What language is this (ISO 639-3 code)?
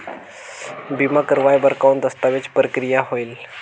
hne